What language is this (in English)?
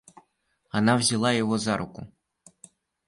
Russian